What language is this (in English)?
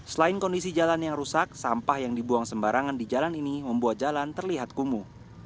Indonesian